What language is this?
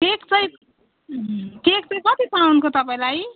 Nepali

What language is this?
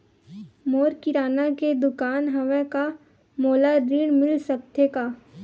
Chhattisgarhi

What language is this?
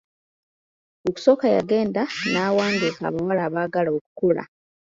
Ganda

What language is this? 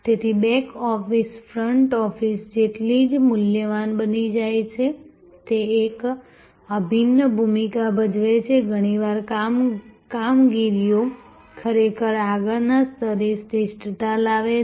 Gujarati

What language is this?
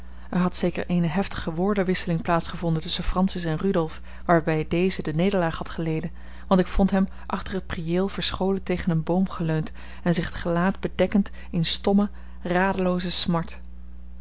Dutch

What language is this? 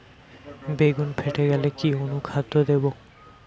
Bangla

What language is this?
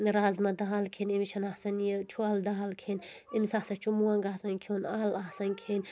Kashmiri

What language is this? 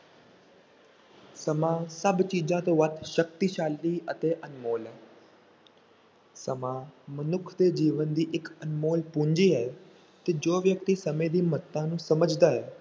Punjabi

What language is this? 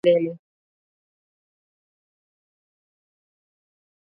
Swahili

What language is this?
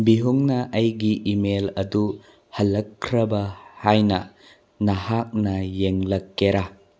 Manipuri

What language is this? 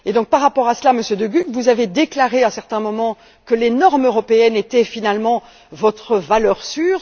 French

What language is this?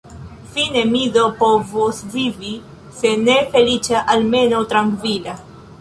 Esperanto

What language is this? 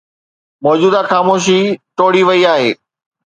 Sindhi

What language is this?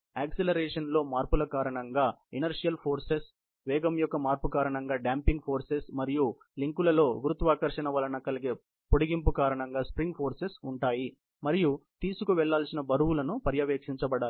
Telugu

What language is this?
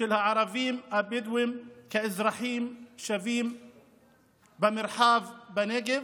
Hebrew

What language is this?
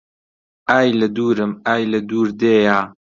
Central Kurdish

